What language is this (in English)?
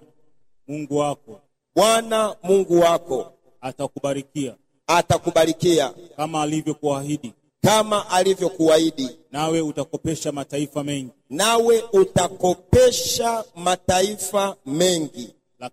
Swahili